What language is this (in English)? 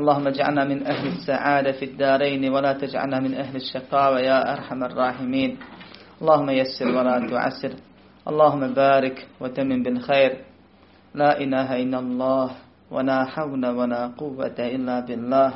Croatian